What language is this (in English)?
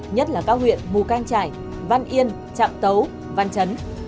Vietnamese